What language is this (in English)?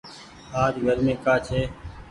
Goaria